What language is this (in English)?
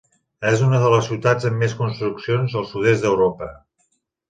Catalan